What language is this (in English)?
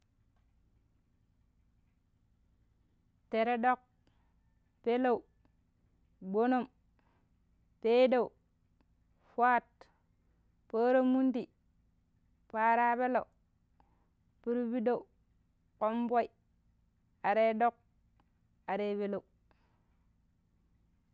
Pero